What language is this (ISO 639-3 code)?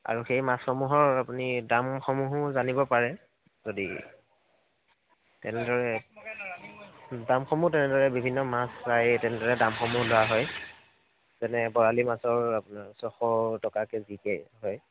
asm